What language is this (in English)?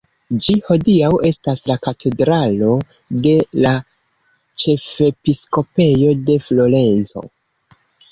Esperanto